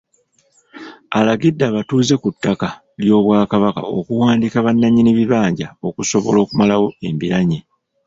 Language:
Ganda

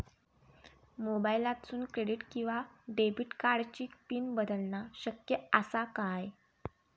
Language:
Marathi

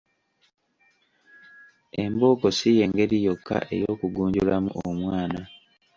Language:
Ganda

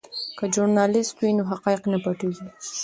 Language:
Pashto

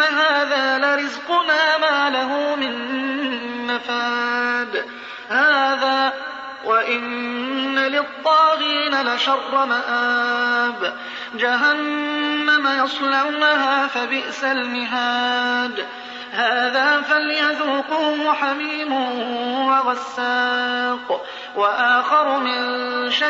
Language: Arabic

